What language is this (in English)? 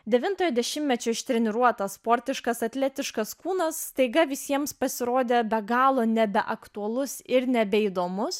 Lithuanian